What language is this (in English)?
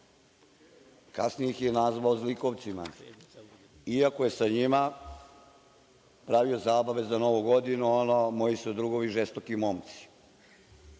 Serbian